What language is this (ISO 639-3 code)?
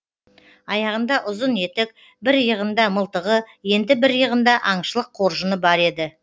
kaz